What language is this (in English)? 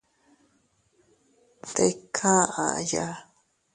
Teutila Cuicatec